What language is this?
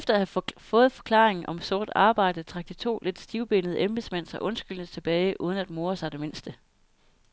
Danish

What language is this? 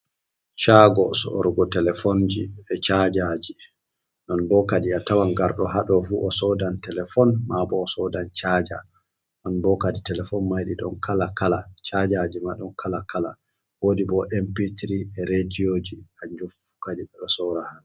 Fula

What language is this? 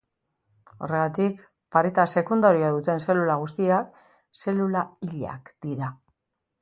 Basque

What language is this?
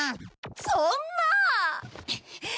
Japanese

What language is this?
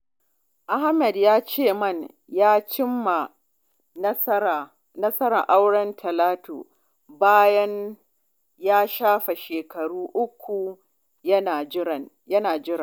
Hausa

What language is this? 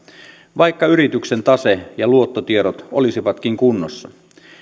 Finnish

